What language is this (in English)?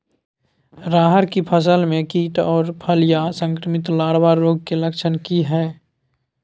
Maithili